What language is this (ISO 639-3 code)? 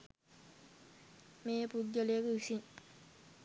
sin